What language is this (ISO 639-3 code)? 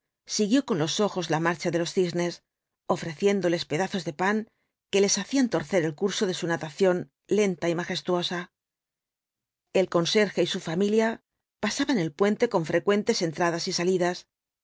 spa